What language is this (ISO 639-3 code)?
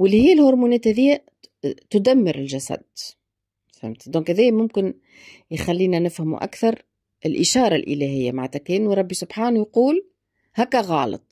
ara